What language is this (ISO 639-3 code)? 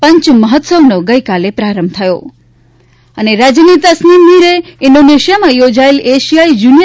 guj